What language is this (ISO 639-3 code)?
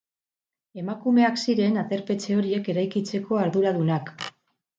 eus